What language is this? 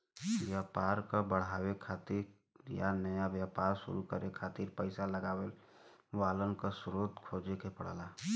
Bhojpuri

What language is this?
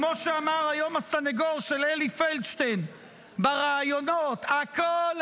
Hebrew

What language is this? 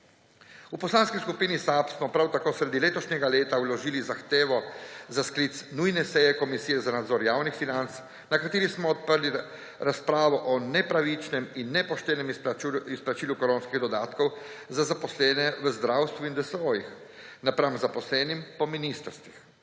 Slovenian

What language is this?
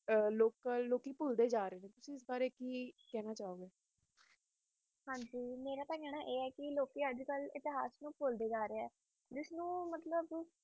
Punjabi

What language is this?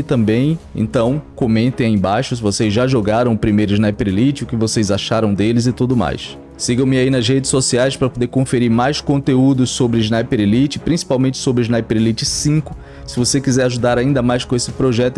Portuguese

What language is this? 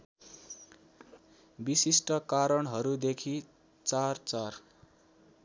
Nepali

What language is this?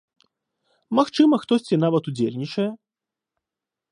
Belarusian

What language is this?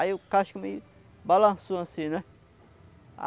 Portuguese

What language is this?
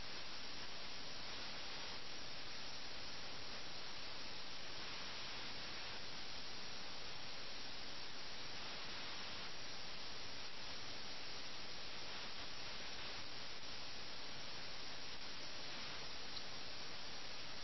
Malayalam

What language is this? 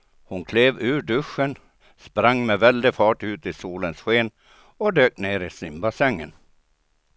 Swedish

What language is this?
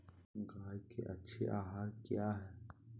Magahi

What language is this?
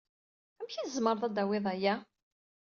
Kabyle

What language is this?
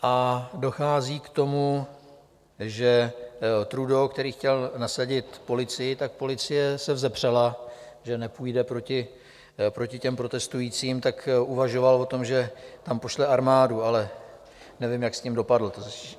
Czech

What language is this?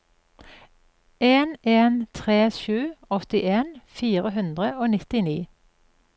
Norwegian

